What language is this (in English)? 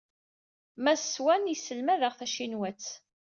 Kabyle